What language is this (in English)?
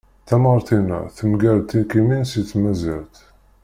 Kabyle